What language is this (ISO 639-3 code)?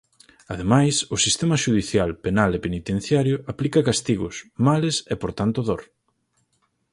glg